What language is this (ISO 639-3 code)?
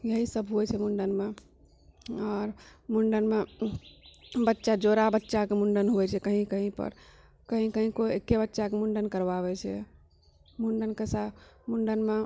mai